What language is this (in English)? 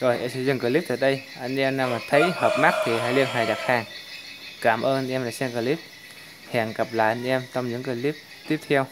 Vietnamese